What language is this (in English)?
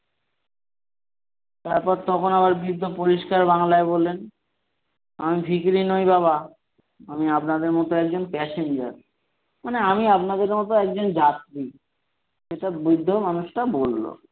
Bangla